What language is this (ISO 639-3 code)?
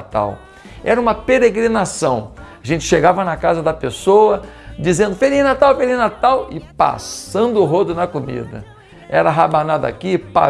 por